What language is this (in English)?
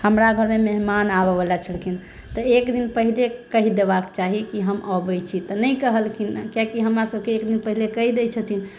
Maithili